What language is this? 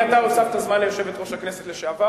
Hebrew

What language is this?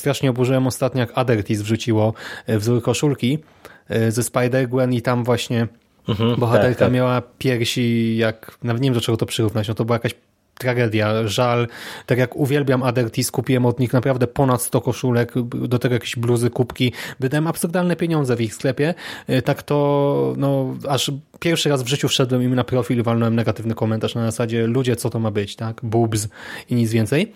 Polish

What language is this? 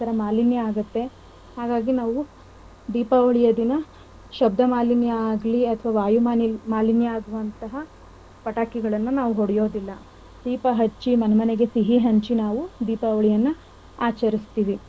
Kannada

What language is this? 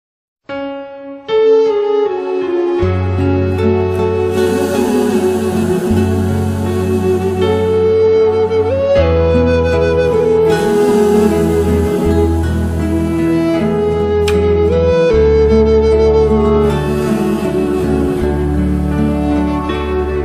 Spanish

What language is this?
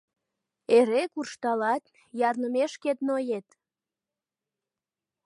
Mari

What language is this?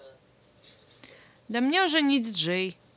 Russian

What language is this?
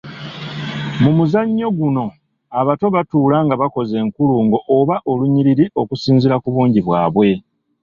Ganda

